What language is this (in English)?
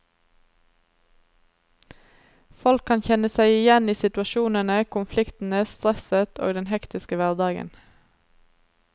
Norwegian